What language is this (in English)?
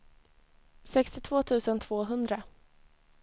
Swedish